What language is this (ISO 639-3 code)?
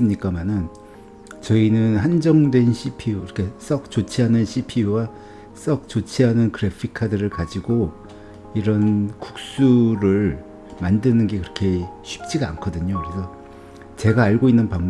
kor